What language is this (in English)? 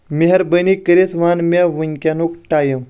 Kashmiri